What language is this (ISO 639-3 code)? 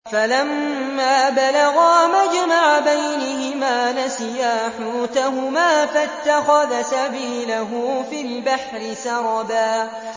ara